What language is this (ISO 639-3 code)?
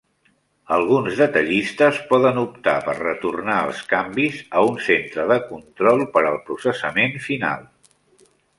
cat